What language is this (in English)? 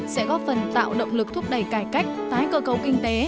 Vietnamese